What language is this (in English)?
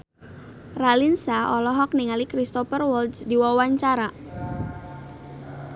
Sundanese